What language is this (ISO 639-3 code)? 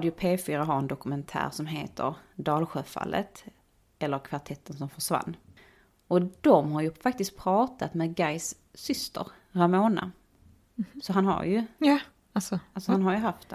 swe